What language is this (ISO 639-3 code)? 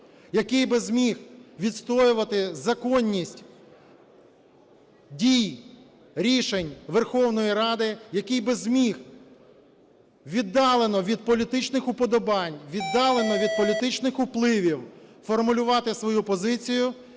ukr